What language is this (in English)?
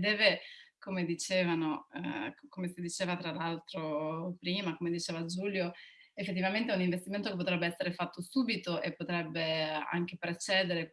Italian